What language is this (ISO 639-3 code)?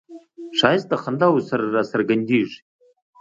pus